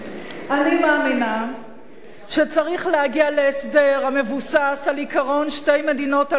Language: Hebrew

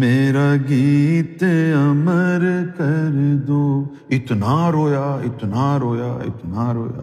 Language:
Urdu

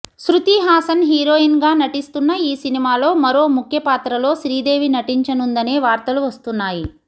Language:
Telugu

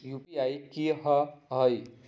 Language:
Magahi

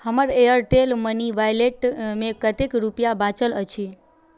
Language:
Maithili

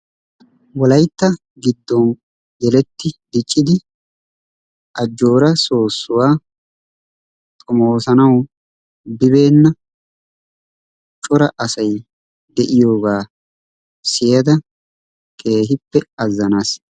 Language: Wolaytta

